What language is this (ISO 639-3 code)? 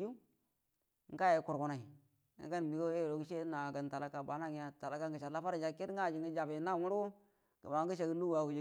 bdm